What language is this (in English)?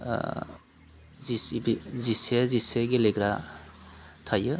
Bodo